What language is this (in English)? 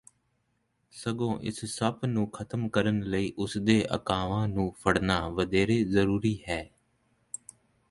Punjabi